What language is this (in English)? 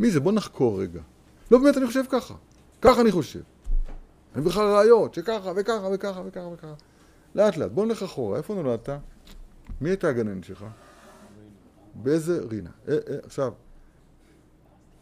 Hebrew